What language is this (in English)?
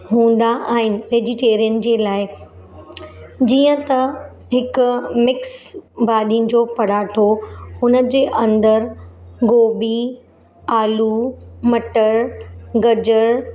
Sindhi